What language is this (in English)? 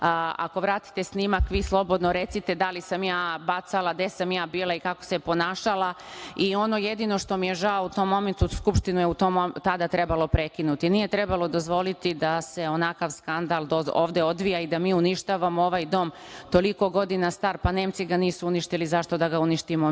Serbian